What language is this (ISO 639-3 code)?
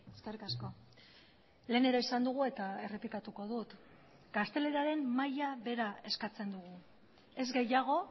eus